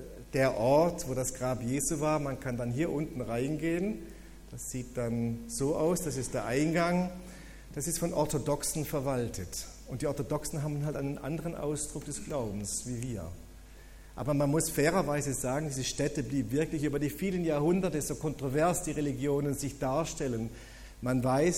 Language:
German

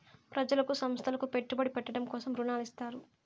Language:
Telugu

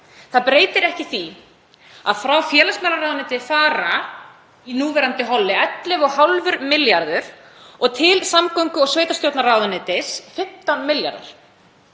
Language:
Icelandic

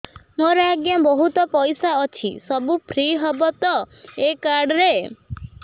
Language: Odia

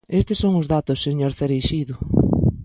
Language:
Galician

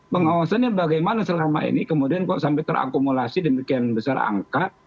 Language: Indonesian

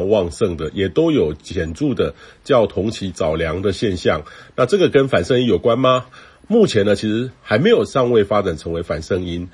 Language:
Chinese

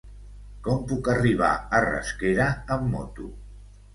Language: Catalan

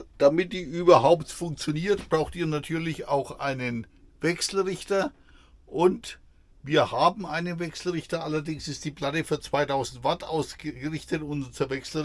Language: German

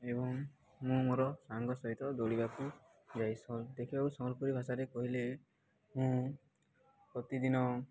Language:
Odia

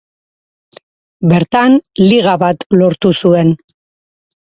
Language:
Basque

